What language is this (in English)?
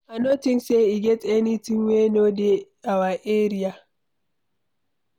Nigerian Pidgin